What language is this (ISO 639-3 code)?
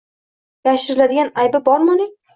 uzb